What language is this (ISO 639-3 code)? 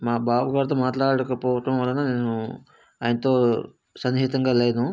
tel